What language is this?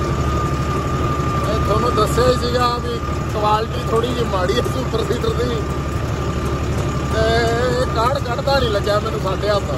Hindi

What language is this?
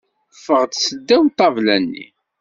Kabyle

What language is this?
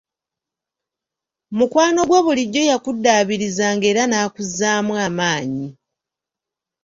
Ganda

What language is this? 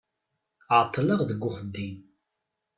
Kabyle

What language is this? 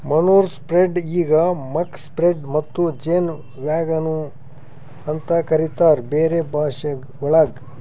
Kannada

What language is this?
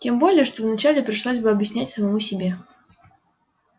Russian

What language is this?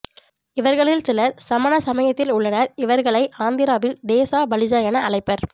Tamil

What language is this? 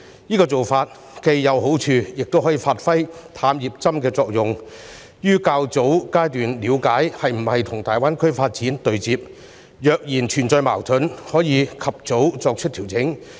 Cantonese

